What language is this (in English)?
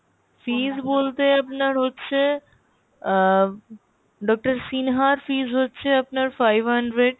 Bangla